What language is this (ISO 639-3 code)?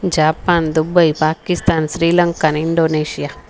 snd